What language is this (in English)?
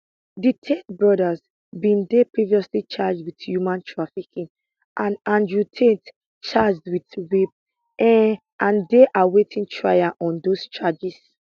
Nigerian Pidgin